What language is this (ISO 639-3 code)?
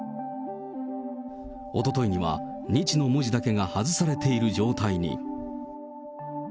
jpn